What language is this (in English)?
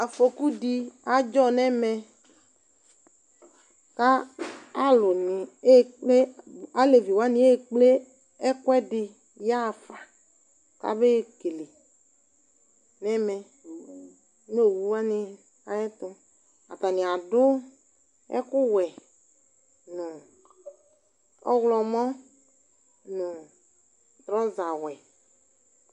Ikposo